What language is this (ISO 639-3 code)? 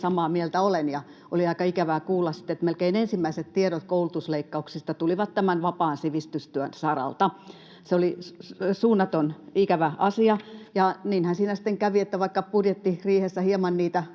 fin